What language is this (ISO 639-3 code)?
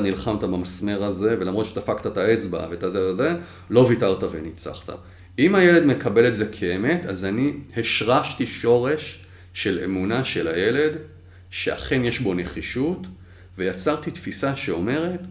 heb